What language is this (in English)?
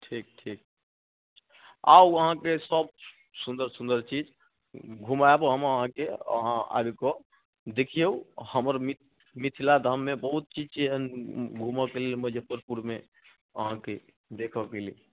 Maithili